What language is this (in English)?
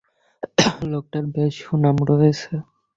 Bangla